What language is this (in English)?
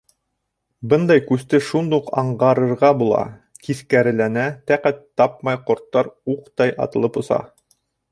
Bashkir